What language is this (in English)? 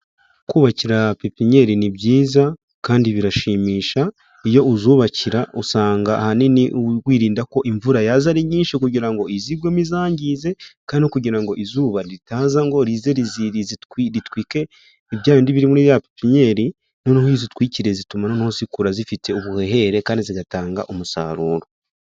Kinyarwanda